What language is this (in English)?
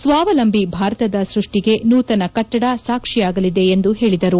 Kannada